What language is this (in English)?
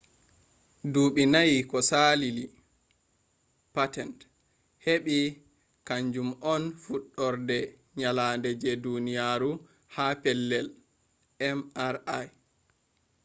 Fula